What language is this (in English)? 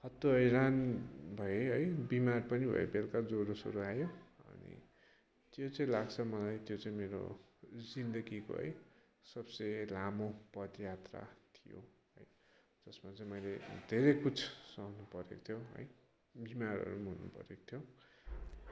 Nepali